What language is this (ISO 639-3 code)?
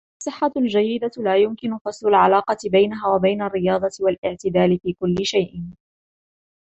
ara